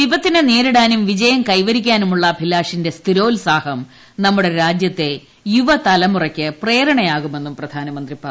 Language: Malayalam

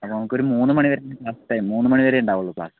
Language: Malayalam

